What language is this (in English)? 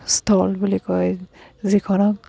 Assamese